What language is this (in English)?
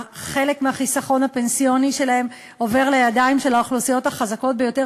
Hebrew